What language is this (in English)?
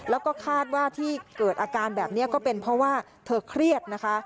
Thai